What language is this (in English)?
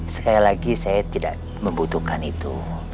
Indonesian